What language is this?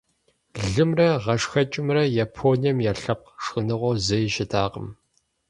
Kabardian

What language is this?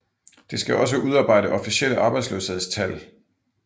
Danish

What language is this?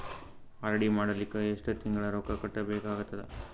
Kannada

